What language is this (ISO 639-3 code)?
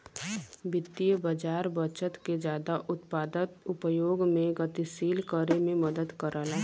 bho